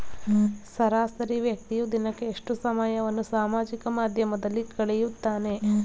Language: Kannada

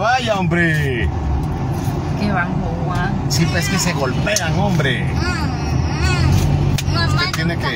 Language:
Spanish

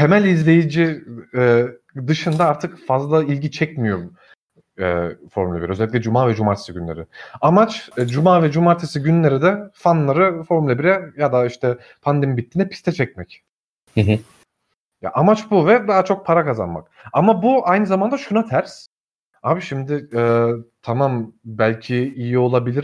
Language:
Turkish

